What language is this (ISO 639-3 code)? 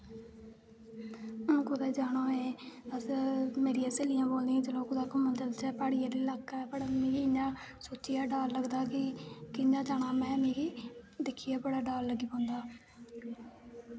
doi